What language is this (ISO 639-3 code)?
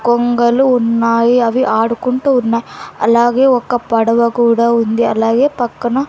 tel